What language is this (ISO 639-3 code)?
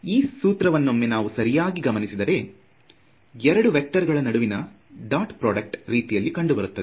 kan